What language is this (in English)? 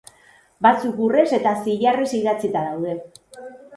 Basque